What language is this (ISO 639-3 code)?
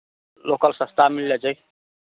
mai